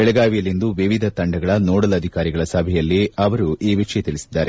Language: Kannada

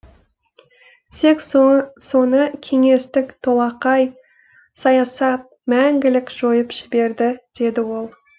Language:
Kazakh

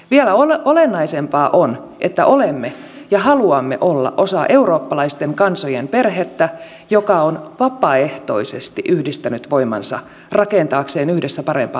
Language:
Finnish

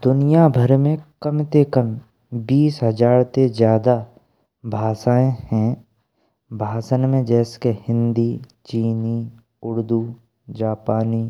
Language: Braj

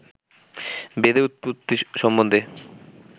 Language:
Bangla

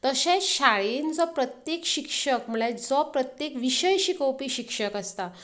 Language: Konkani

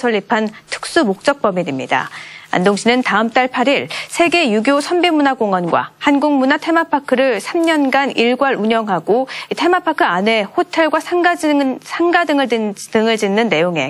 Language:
Korean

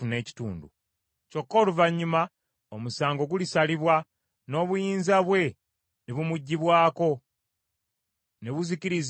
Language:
Ganda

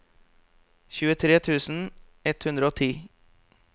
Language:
Norwegian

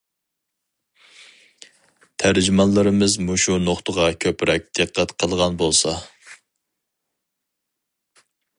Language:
Uyghur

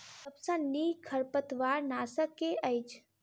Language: Maithili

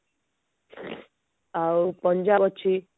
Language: Odia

